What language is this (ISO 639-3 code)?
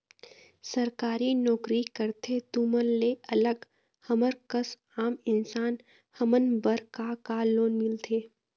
hne